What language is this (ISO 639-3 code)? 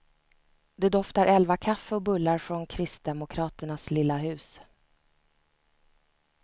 swe